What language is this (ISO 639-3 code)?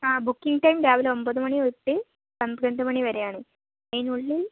mal